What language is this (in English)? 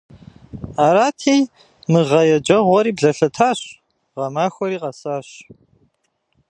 Kabardian